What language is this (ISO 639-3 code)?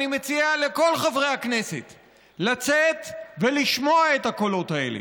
heb